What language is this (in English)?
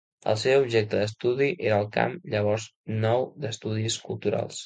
Catalan